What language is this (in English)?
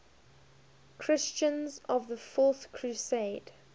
English